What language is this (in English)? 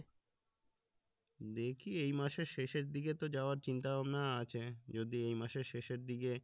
Bangla